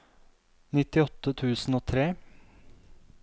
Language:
Norwegian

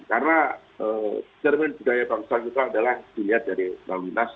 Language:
Indonesian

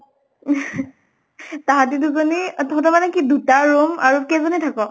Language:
Assamese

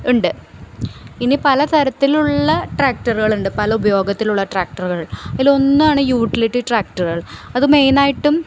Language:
Malayalam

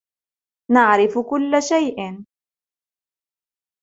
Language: Arabic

